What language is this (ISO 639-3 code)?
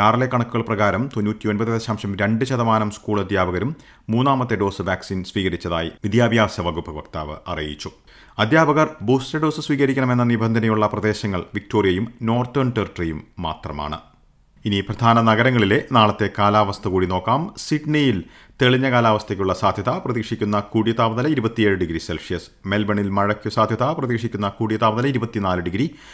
mal